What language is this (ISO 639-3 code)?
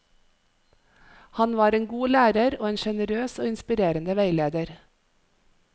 nor